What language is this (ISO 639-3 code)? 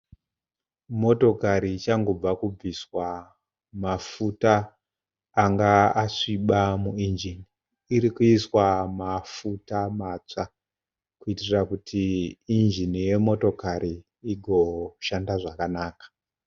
sna